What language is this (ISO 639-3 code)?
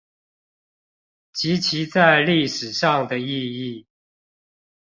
zho